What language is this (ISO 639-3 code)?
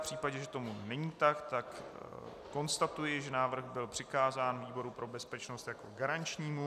ces